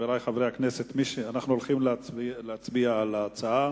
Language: Hebrew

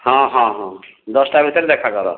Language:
Odia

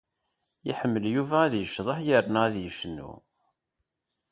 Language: Kabyle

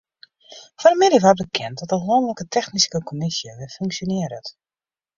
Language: Western Frisian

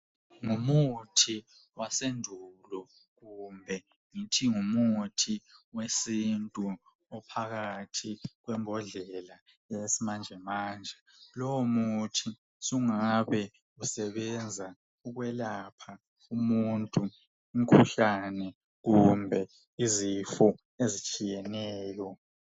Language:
North Ndebele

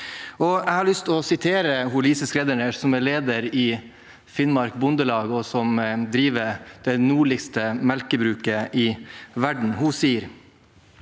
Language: Norwegian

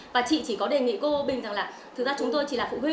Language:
Vietnamese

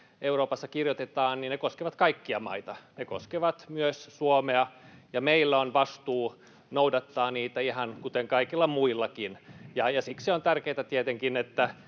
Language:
Finnish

